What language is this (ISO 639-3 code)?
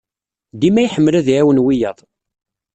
kab